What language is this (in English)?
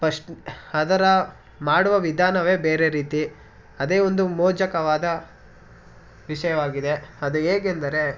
Kannada